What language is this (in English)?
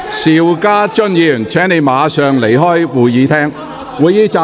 Cantonese